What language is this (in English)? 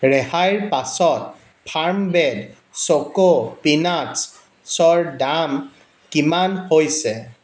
Assamese